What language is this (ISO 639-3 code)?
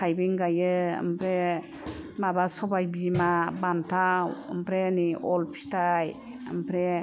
brx